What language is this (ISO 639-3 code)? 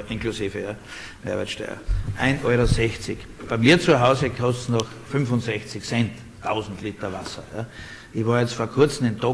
deu